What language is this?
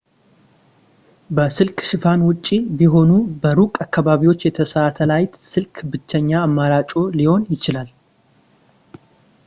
Amharic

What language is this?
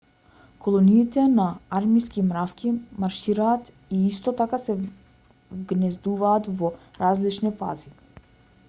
Macedonian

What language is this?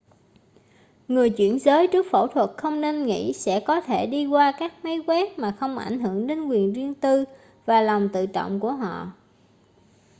Vietnamese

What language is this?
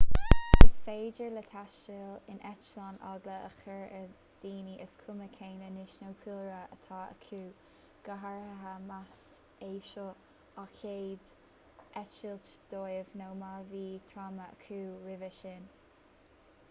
Irish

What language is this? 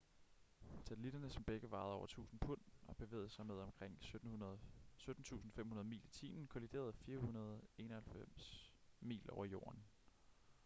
Danish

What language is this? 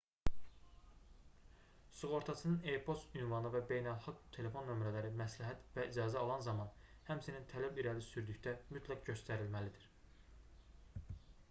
Azerbaijani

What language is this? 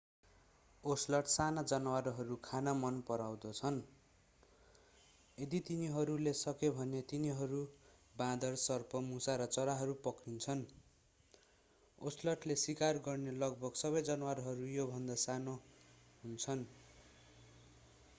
Nepali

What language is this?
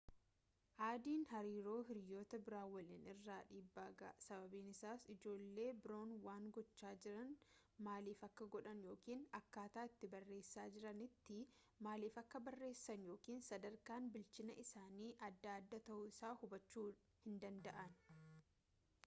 Oromo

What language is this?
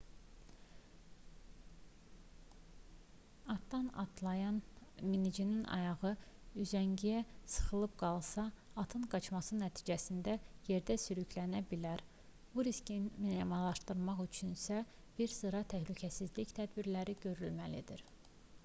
Azerbaijani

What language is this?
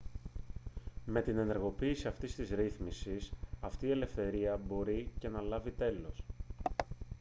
Greek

